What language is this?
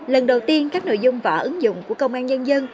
Vietnamese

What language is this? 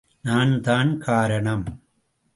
Tamil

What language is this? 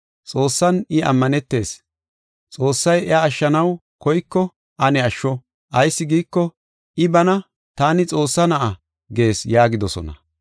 Gofa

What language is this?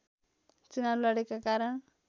Nepali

